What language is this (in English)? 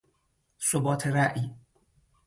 Persian